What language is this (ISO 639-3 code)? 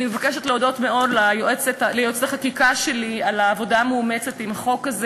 heb